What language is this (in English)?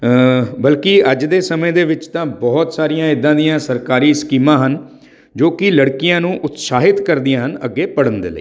Punjabi